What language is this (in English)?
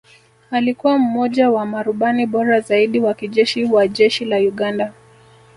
Swahili